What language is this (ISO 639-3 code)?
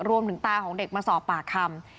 tha